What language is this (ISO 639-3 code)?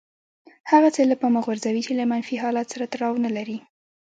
pus